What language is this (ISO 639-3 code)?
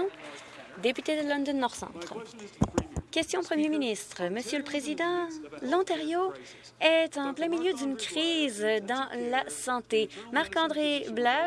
fra